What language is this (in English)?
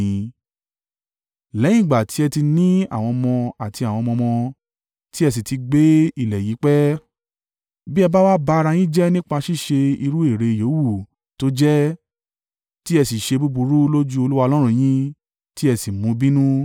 Yoruba